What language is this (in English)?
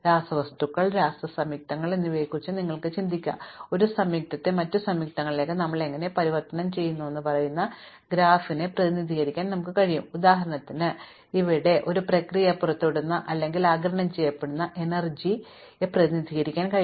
Malayalam